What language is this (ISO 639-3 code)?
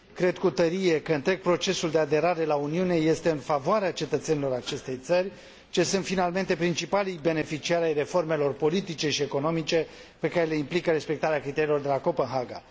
ron